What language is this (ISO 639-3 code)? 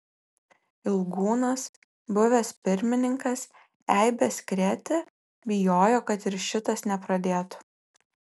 lit